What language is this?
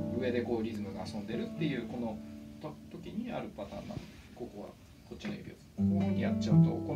Japanese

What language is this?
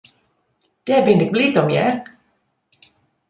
Western Frisian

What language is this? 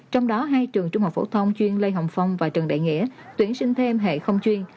Vietnamese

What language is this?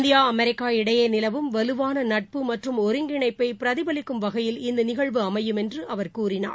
Tamil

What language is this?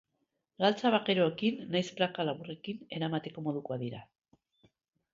Basque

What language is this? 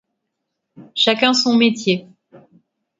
French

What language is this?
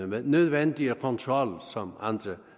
Danish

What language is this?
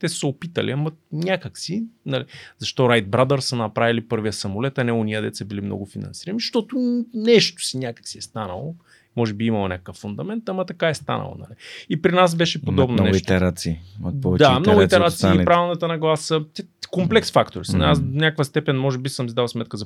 Bulgarian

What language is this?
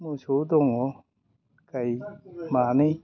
Bodo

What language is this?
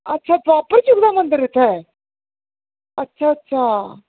Dogri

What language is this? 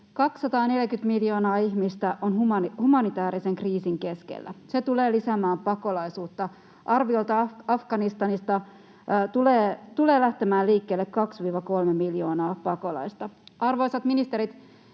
Finnish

